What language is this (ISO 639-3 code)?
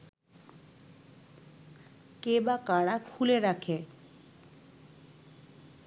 ben